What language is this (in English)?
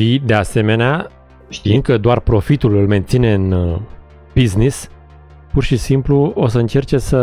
Romanian